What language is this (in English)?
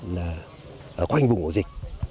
Vietnamese